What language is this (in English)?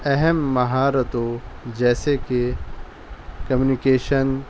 Urdu